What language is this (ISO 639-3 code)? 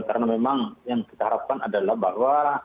ind